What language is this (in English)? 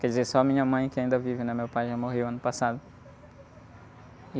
Portuguese